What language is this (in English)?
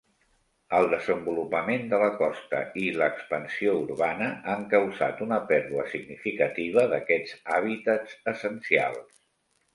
Catalan